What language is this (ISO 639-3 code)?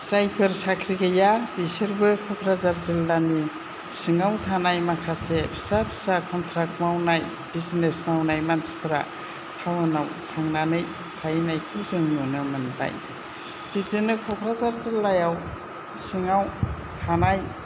brx